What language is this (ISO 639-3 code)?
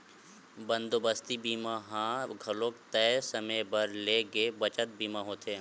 hne